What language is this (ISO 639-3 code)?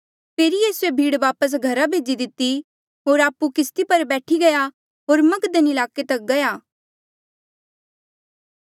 mjl